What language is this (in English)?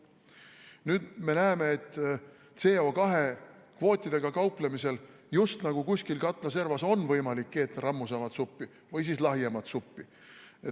Estonian